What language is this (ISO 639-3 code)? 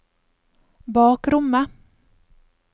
nor